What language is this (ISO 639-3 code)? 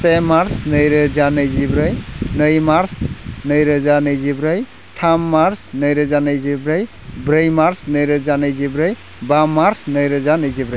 brx